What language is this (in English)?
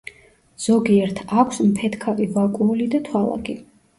Georgian